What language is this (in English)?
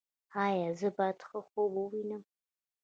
Pashto